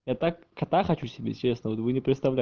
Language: Russian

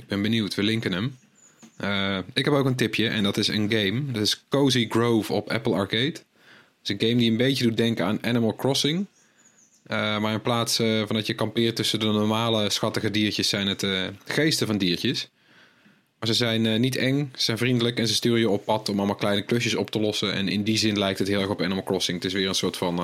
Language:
Dutch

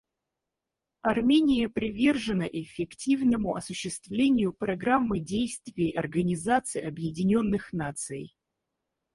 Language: Russian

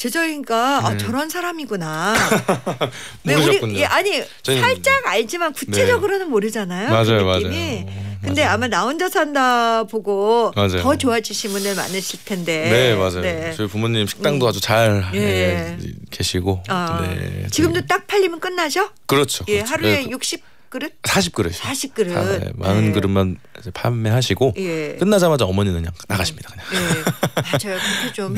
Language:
Korean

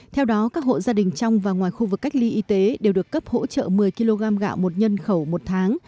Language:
Vietnamese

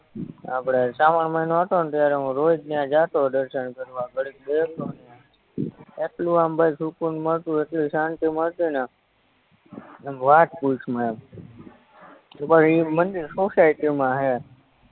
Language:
Gujarati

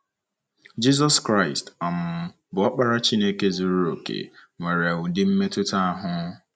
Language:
Igbo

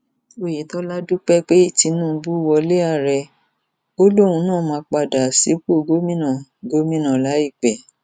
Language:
Yoruba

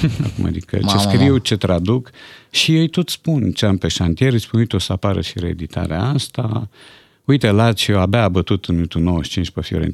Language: Romanian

